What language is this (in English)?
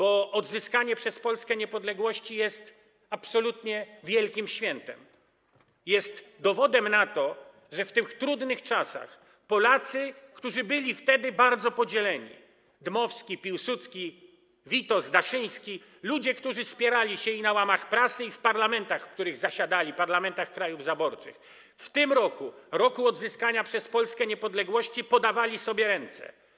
Polish